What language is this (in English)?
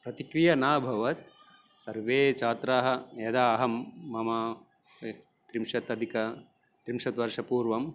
Sanskrit